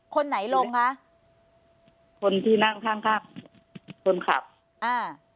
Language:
Thai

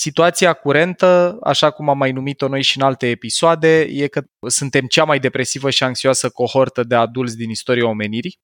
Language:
Romanian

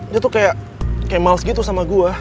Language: Indonesian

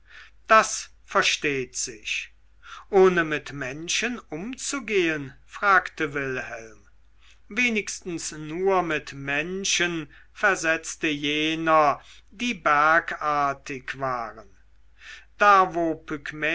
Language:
German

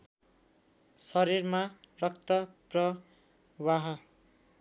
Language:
Nepali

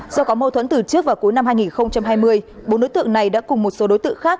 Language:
Vietnamese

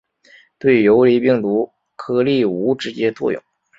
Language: Chinese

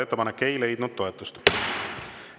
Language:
Estonian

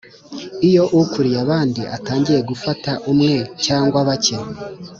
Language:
Kinyarwanda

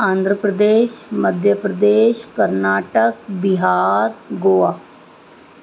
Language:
Sindhi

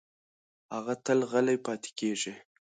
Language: Pashto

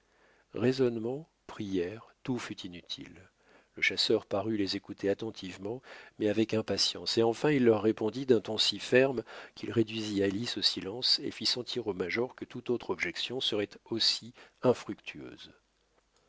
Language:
French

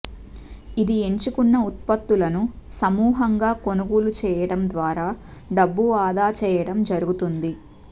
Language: Telugu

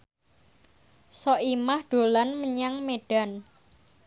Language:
Javanese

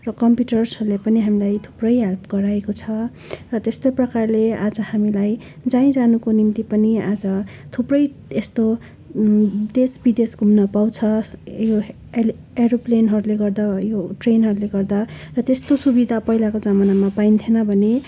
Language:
Nepali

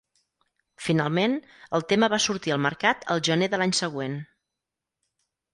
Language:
Catalan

